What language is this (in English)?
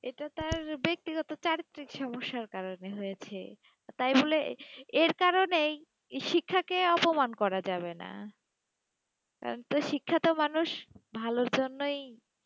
Bangla